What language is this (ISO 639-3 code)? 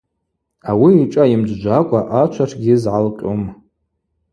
abq